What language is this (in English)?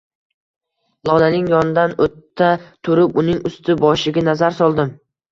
Uzbek